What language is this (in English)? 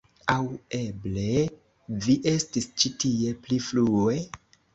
Esperanto